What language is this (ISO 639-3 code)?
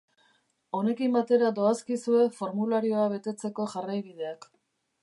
eus